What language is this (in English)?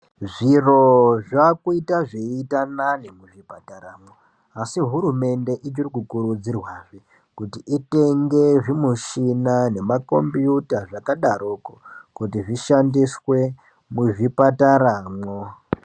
Ndau